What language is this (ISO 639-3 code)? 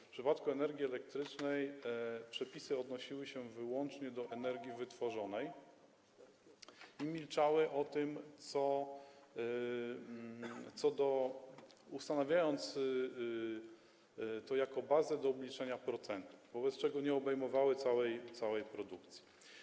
pol